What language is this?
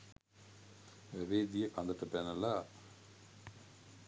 Sinhala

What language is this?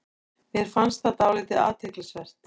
Icelandic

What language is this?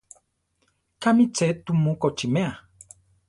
Central Tarahumara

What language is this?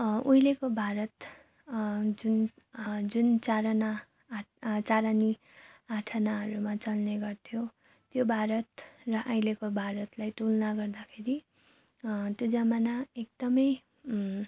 Nepali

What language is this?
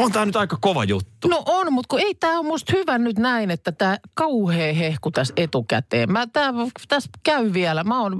Finnish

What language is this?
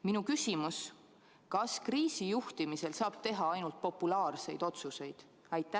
Estonian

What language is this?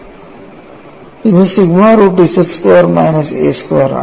Malayalam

